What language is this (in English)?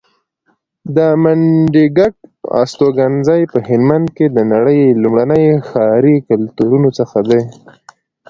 Pashto